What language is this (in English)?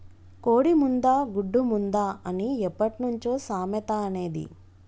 Telugu